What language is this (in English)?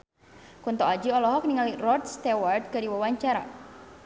Sundanese